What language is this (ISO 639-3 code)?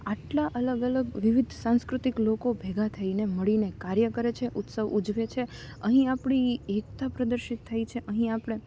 guj